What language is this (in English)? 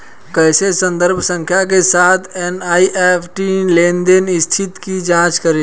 Hindi